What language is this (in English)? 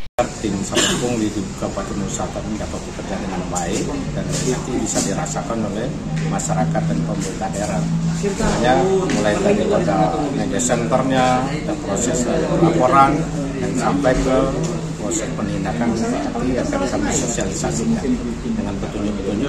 Indonesian